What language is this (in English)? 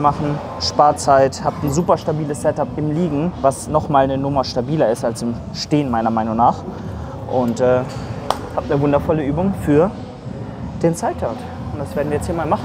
German